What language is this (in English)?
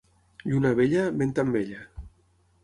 Catalan